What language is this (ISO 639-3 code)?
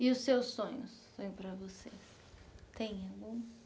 por